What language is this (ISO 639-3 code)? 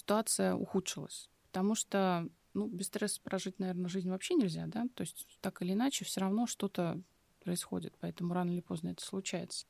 rus